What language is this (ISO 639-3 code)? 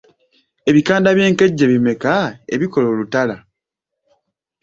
lug